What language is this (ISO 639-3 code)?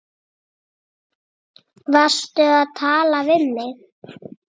isl